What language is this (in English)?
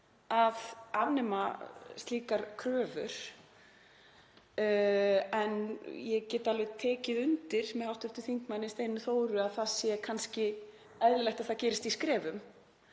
Icelandic